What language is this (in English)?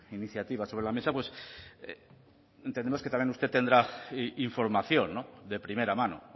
Spanish